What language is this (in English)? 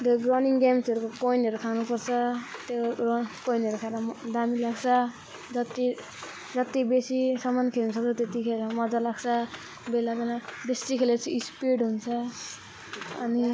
Nepali